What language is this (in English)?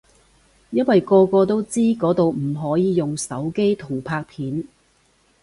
Cantonese